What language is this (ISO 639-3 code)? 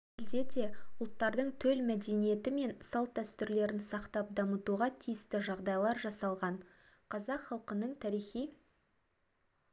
kaz